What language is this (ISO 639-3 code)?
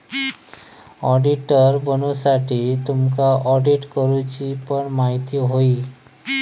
mar